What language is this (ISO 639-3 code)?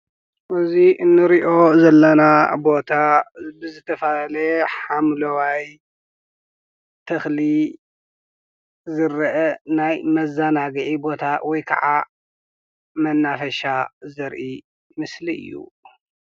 tir